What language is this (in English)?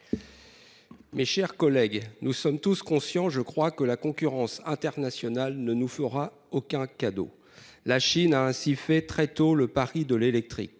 French